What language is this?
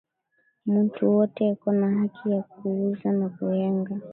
Swahili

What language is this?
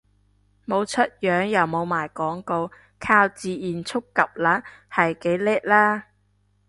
Cantonese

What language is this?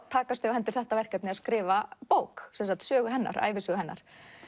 Icelandic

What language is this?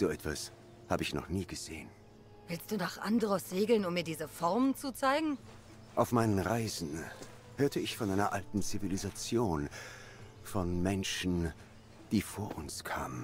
German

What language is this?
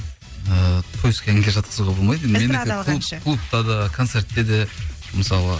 Kazakh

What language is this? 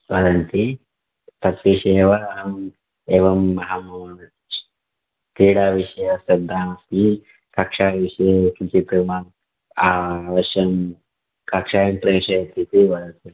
Sanskrit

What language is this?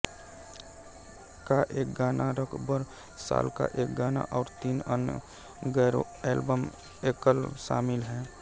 Hindi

